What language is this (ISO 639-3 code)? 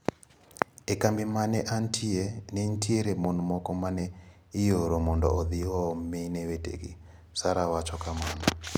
luo